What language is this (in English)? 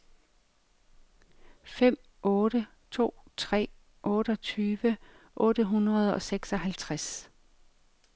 Danish